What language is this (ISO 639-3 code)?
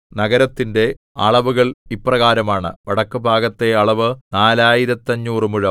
mal